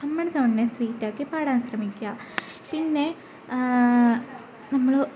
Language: Malayalam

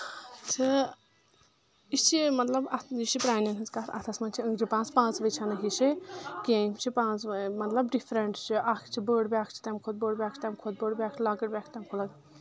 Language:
Kashmiri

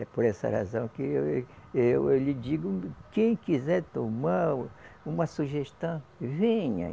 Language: Portuguese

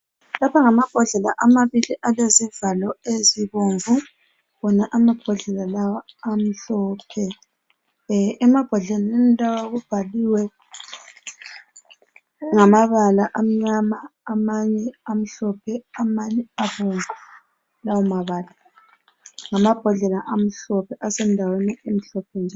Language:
North Ndebele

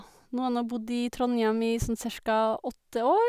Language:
Norwegian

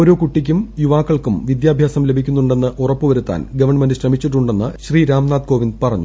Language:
Malayalam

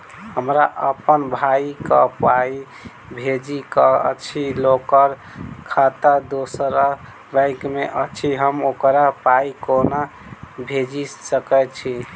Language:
Maithili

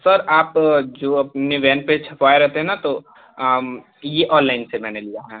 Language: Hindi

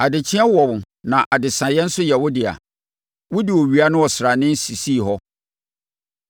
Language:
Akan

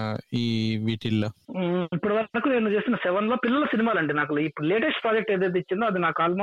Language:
Telugu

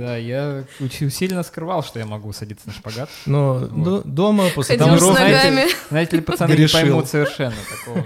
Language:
Russian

